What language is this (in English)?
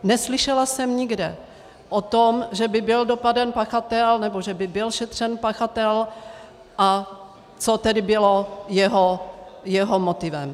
Czech